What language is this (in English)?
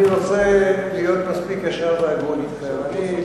Hebrew